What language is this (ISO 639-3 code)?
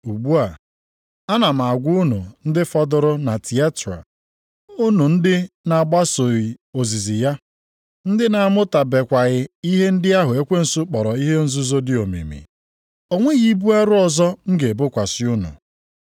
ibo